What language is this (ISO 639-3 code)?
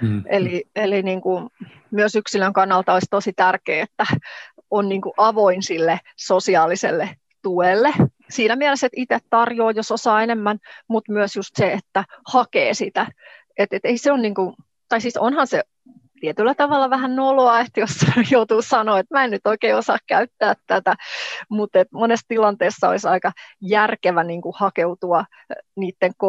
fin